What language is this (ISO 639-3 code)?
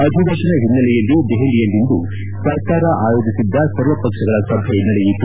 kan